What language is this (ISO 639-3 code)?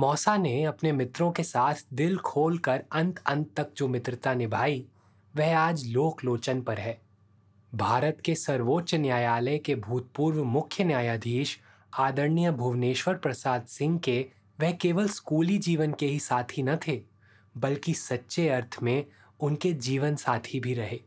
hin